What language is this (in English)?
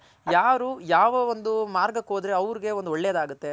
Kannada